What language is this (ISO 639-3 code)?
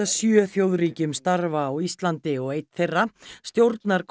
isl